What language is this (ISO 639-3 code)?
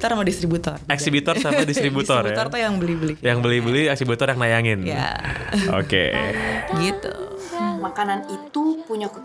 ind